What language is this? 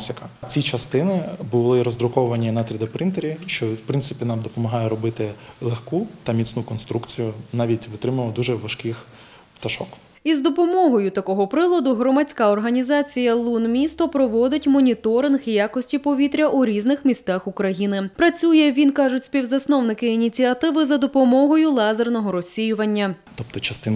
Ukrainian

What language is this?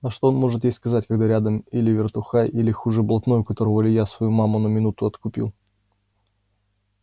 Russian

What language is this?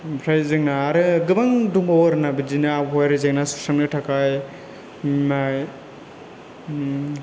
Bodo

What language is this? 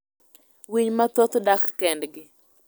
Luo (Kenya and Tanzania)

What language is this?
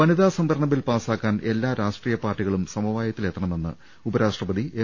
Malayalam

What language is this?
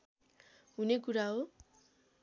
Nepali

